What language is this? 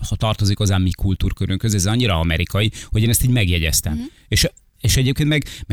Hungarian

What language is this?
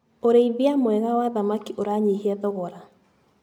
Kikuyu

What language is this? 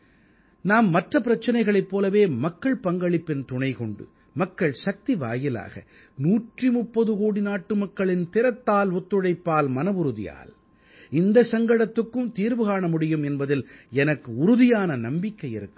Tamil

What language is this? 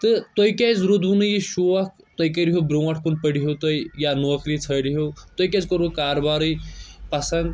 Kashmiri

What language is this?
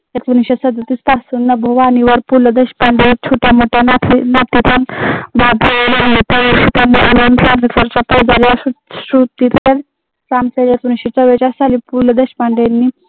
Marathi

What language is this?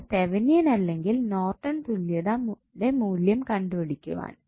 Malayalam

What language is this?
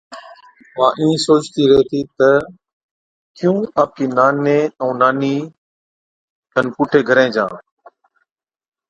Od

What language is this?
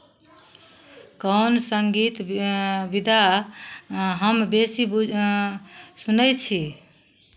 Maithili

